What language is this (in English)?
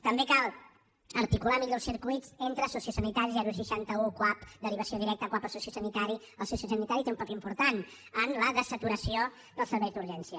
Catalan